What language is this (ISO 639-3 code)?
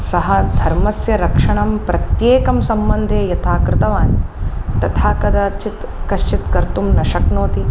san